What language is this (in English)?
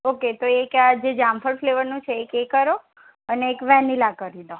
Gujarati